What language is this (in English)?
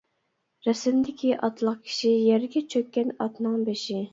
Uyghur